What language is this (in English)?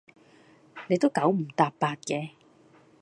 Cantonese